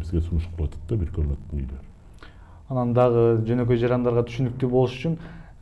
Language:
Turkish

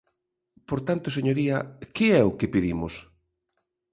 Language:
Galician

